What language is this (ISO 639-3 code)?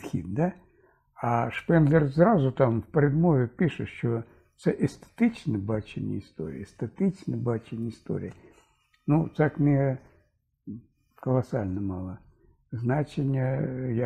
ukr